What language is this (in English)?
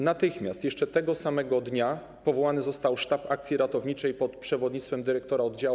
Polish